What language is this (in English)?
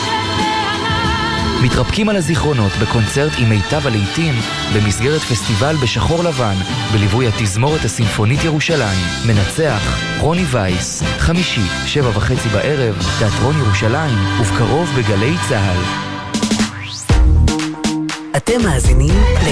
Hebrew